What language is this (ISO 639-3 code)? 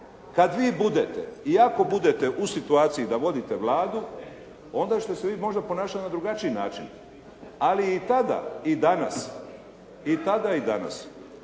hrv